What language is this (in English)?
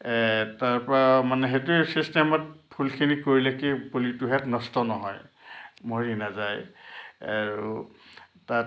Assamese